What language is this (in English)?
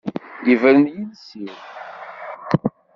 Kabyle